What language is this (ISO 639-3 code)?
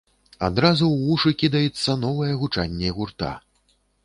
bel